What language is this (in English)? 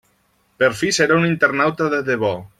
Catalan